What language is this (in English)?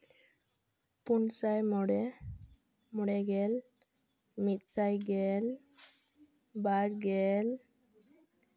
Santali